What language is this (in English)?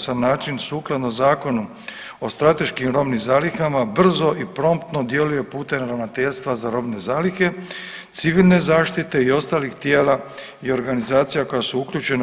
Croatian